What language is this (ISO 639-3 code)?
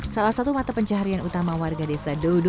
ind